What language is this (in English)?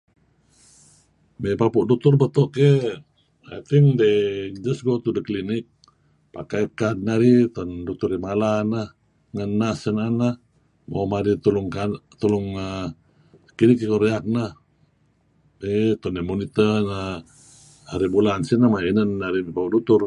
Kelabit